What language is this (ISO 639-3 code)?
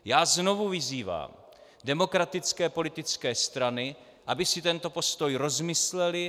ces